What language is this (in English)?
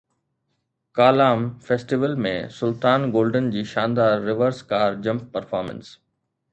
Sindhi